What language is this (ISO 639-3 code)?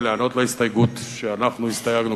heb